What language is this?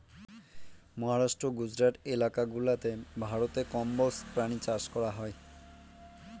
Bangla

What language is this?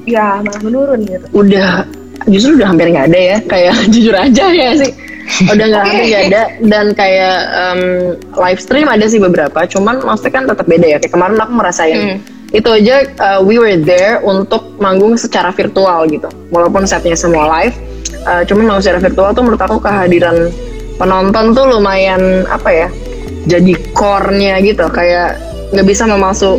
Indonesian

